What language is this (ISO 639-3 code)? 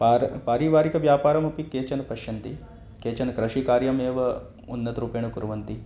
san